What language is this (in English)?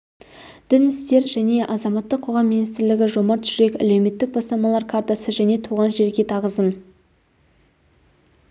Kazakh